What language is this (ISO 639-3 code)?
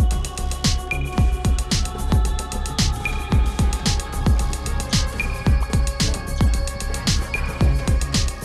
ben